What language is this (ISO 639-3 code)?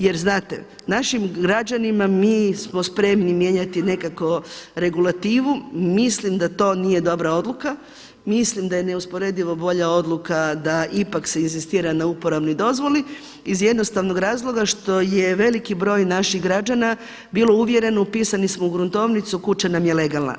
hrv